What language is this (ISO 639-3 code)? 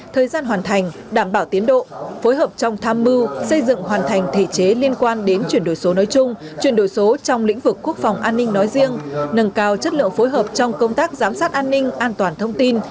vie